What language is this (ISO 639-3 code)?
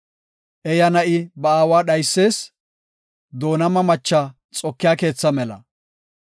gof